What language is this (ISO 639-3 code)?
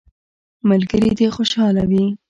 pus